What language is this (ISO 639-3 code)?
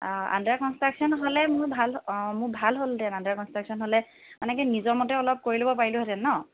asm